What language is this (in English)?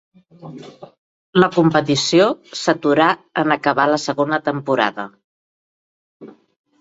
Catalan